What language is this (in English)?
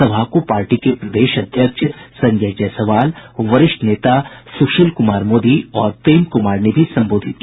Hindi